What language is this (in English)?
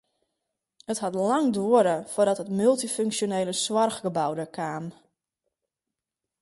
Western Frisian